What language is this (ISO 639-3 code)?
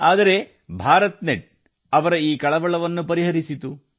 kan